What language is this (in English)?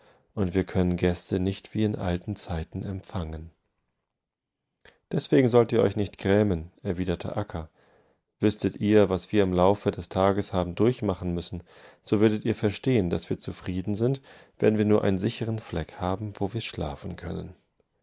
German